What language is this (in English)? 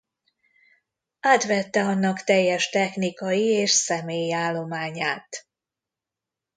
Hungarian